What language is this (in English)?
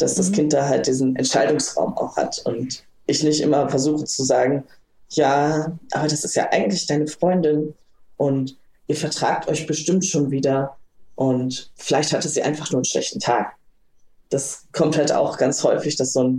German